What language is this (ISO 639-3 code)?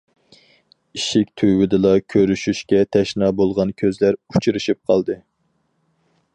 uig